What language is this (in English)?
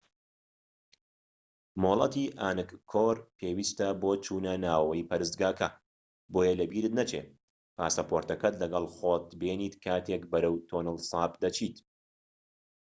Central Kurdish